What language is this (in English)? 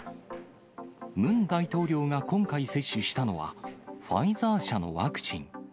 Japanese